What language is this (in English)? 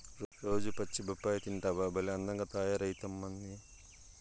Telugu